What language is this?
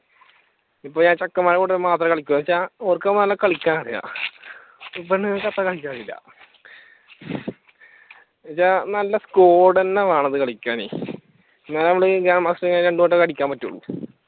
Malayalam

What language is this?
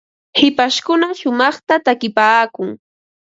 Ambo-Pasco Quechua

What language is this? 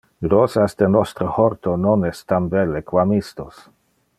Interlingua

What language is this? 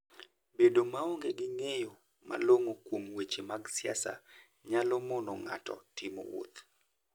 Luo (Kenya and Tanzania)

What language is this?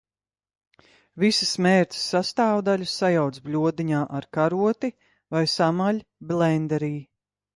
Latvian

